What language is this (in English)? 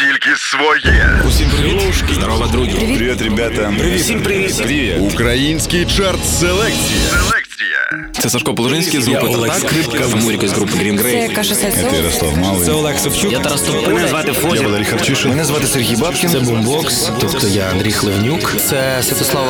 Ukrainian